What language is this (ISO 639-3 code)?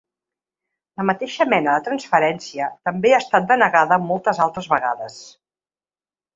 cat